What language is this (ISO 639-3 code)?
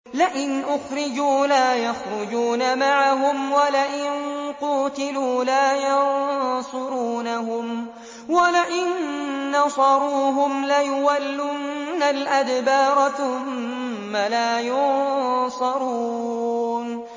ara